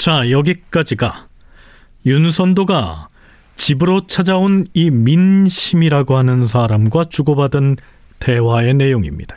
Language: Korean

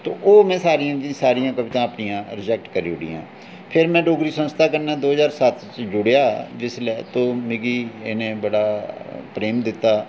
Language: Dogri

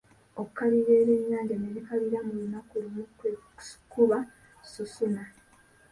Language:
Ganda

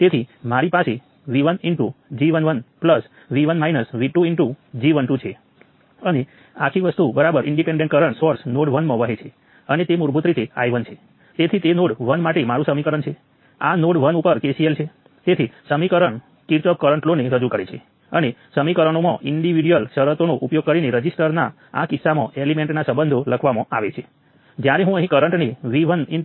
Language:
Gujarati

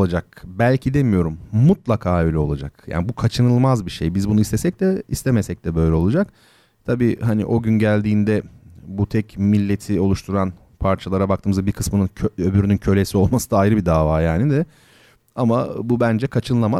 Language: Turkish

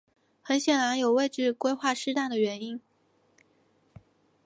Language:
Chinese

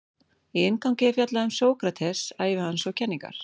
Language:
Icelandic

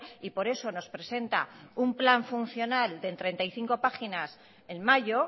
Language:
Spanish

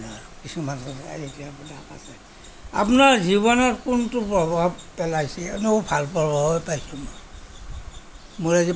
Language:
Assamese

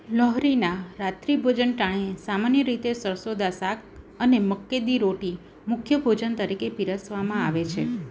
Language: Gujarati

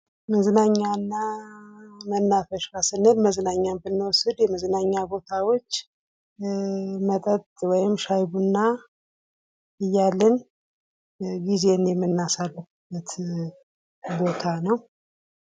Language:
Amharic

